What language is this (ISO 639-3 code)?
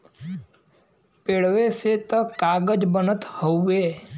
bho